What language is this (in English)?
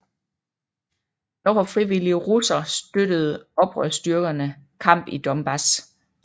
Danish